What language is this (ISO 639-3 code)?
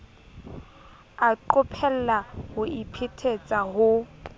sot